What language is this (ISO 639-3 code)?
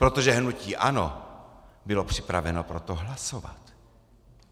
ces